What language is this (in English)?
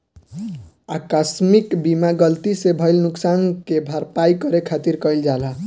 Bhojpuri